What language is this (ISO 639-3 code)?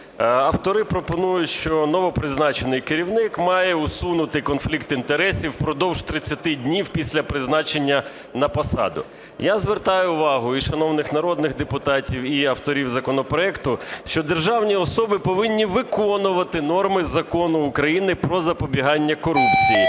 ukr